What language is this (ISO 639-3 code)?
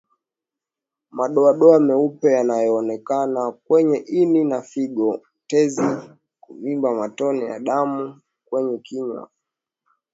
swa